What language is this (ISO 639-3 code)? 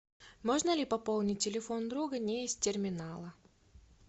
rus